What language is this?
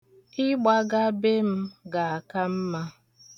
Igbo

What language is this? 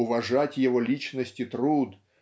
Russian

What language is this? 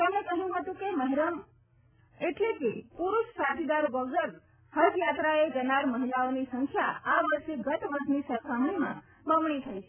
Gujarati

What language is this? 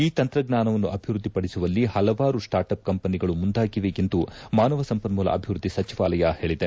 Kannada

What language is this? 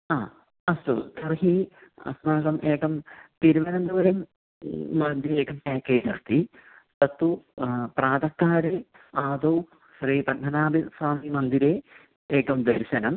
Sanskrit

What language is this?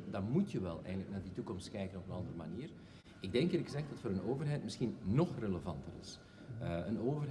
Dutch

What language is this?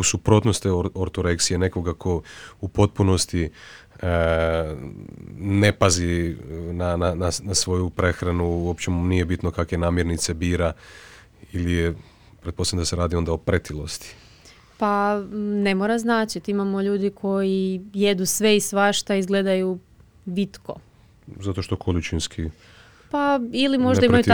Croatian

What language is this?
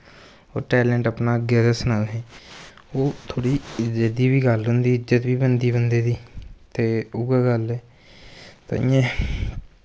Dogri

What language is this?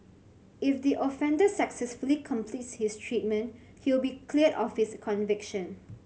English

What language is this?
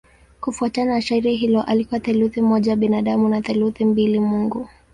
Swahili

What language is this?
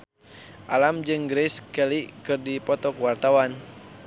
Sundanese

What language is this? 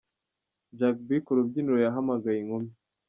Kinyarwanda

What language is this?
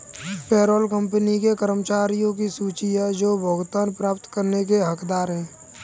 Hindi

